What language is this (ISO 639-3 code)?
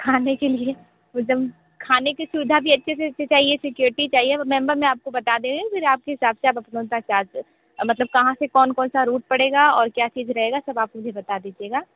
hin